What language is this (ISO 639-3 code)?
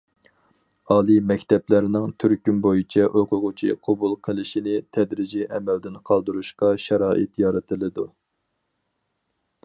uig